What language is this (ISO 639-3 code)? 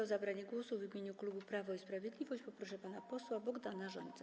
pol